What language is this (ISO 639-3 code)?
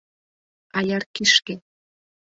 chm